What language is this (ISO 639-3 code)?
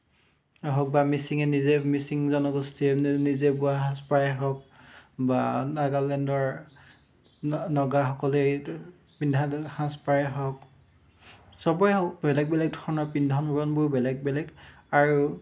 asm